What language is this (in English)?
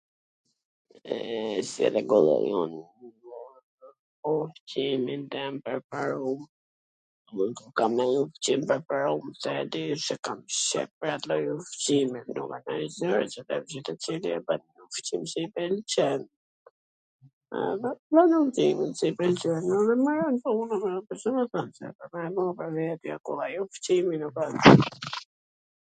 Gheg Albanian